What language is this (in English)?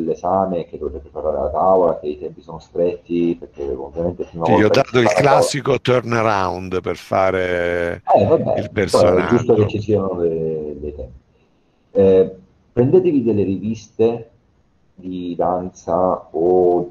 Italian